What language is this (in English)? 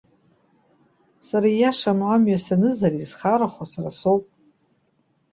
Abkhazian